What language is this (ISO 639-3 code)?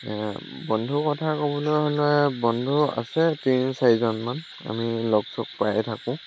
asm